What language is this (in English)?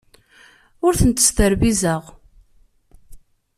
Kabyle